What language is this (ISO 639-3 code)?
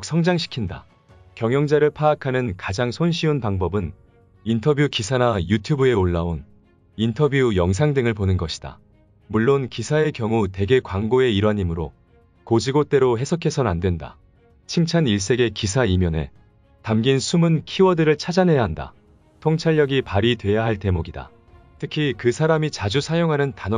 kor